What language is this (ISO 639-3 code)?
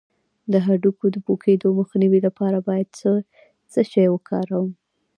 pus